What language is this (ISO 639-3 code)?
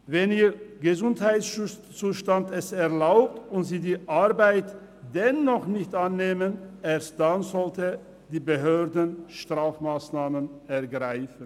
gsw